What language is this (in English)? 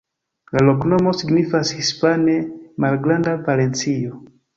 Esperanto